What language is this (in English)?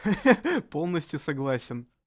Russian